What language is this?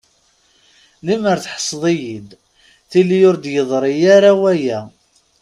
Kabyle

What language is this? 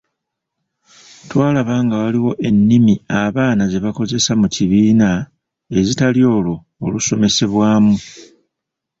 Ganda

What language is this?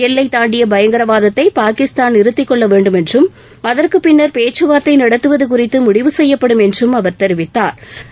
Tamil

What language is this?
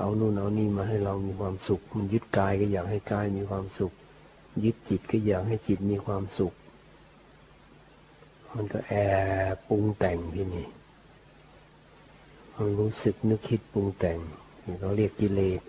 Thai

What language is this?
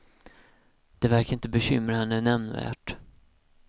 Swedish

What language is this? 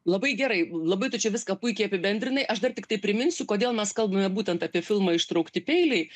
Lithuanian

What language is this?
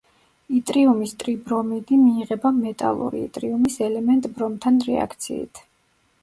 Georgian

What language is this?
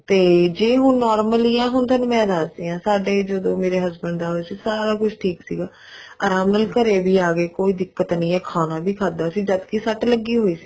Punjabi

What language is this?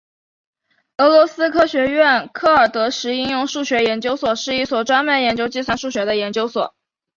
Chinese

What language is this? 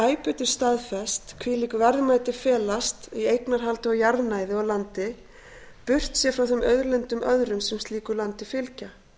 Icelandic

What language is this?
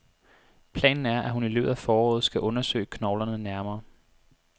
Danish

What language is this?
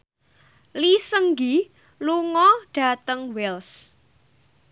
Javanese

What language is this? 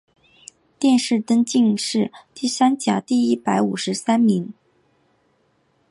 Chinese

